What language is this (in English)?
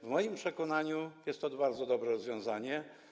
Polish